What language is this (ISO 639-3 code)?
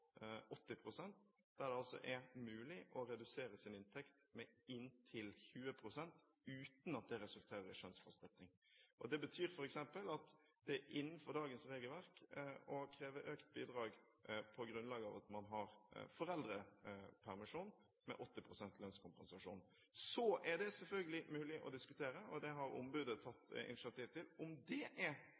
nob